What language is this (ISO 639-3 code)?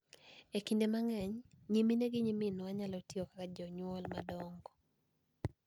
luo